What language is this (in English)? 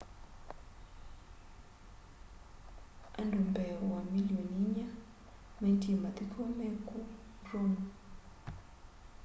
Kamba